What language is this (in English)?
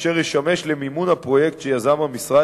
Hebrew